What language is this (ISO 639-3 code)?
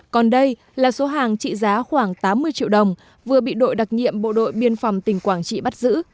vie